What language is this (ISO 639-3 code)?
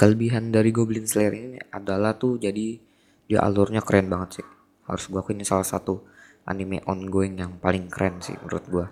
ind